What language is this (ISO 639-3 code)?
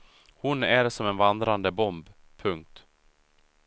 swe